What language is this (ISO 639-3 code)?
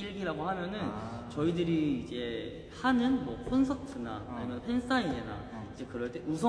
kor